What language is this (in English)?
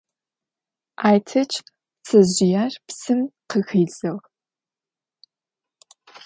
Adyghe